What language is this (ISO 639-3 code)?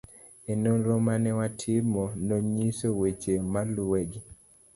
luo